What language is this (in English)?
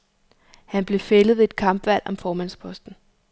Danish